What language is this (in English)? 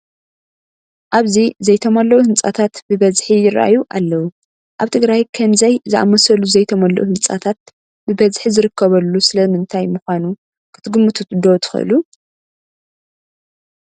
Tigrinya